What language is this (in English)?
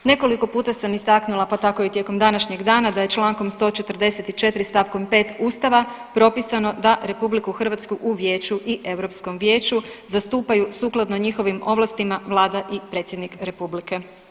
Croatian